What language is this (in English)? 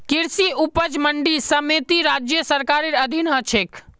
Magahi